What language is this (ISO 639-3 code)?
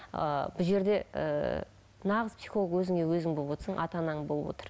kaz